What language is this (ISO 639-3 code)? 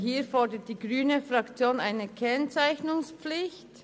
gsw